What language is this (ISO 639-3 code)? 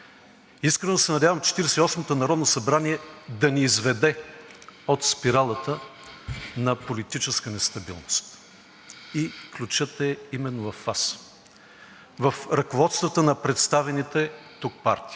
bul